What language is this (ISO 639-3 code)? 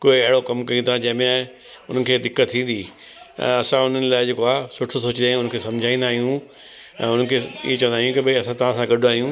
snd